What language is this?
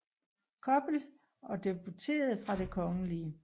Danish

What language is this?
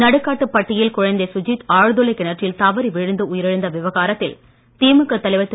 Tamil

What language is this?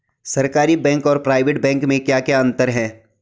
Hindi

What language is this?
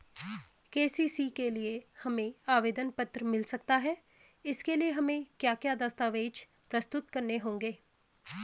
Hindi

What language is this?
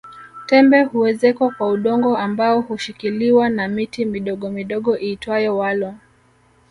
Swahili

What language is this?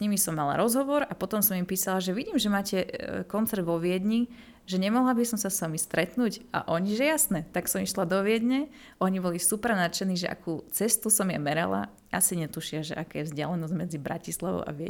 Slovak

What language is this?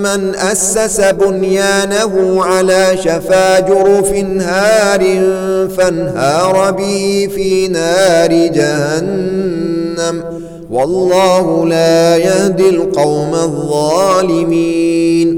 Arabic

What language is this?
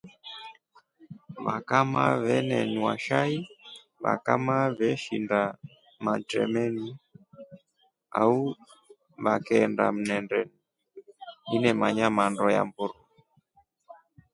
Rombo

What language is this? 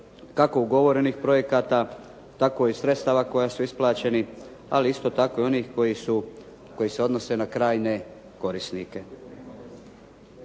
Croatian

